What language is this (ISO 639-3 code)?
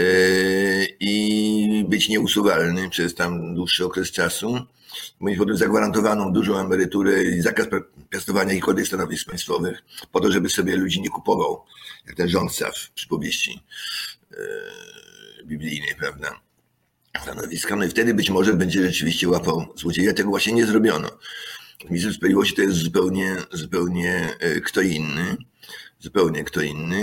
pol